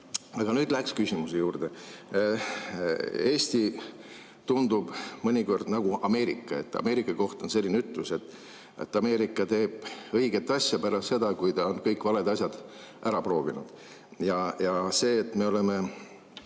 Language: Estonian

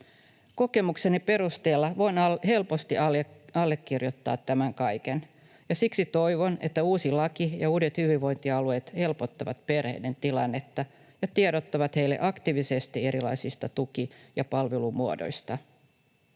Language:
Finnish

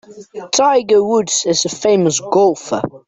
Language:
English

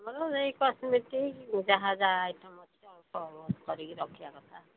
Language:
Odia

